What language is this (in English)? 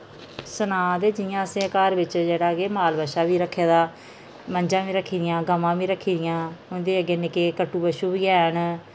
Dogri